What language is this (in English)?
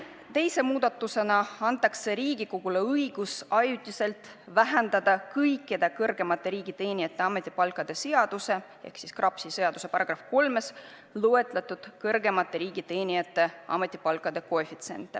Estonian